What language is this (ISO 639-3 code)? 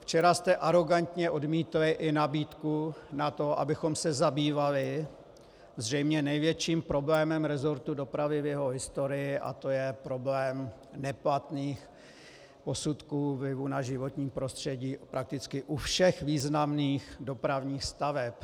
ces